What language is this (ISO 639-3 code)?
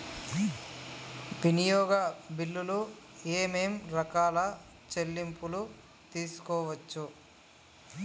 tel